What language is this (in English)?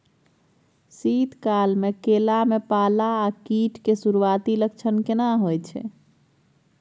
Maithili